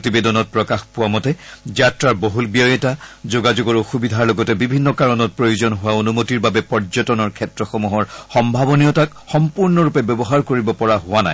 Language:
Assamese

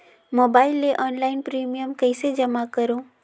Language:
Chhattisgarhi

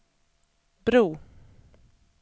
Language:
Swedish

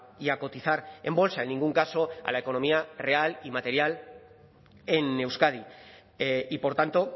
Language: Spanish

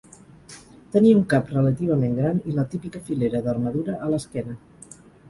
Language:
Catalan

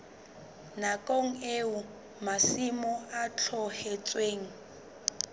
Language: Southern Sotho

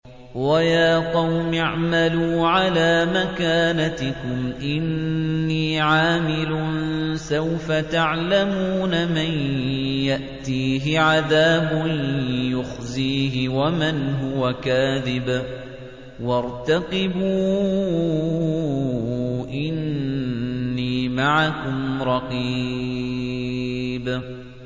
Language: Arabic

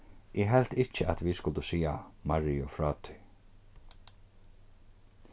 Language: Faroese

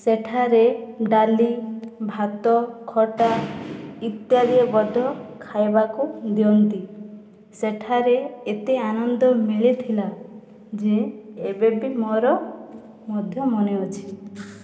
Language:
Odia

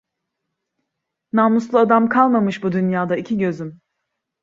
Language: Turkish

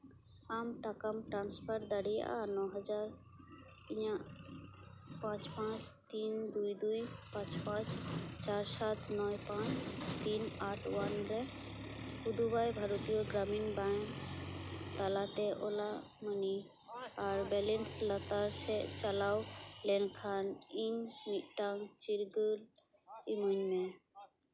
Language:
Santali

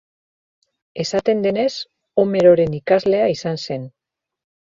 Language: Basque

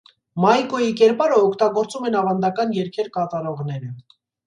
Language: Armenian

